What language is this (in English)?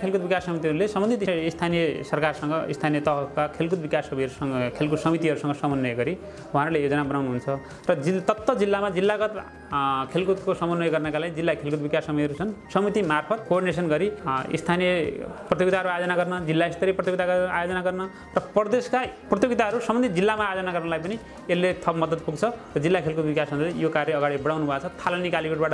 Nepali